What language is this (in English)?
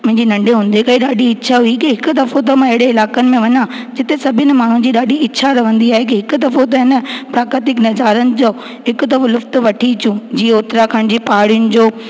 Sindhi